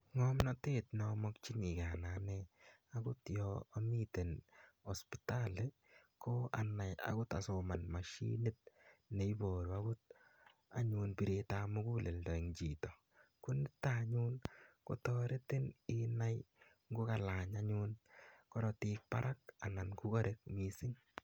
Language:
Kalenjin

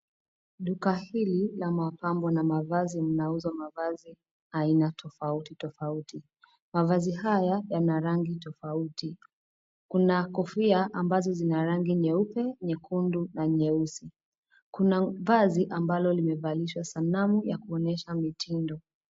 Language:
Swahili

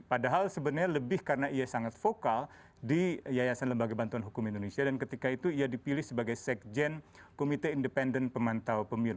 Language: Indonesian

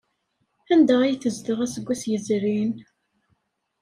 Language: Kabyle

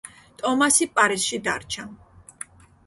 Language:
Georgian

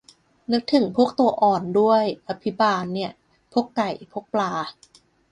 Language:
Thai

